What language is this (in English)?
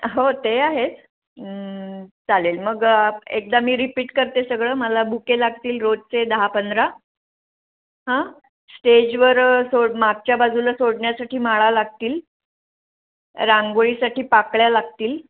Marathi